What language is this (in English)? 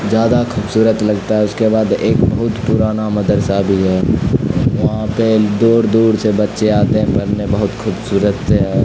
Urdu